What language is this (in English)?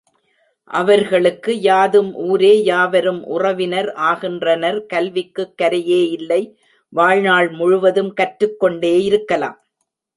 Tamil